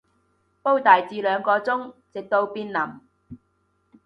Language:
Cantonese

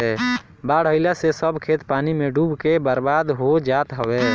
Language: Bhojpuri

